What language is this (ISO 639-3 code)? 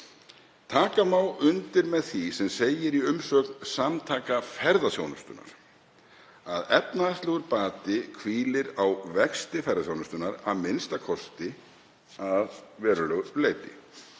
isl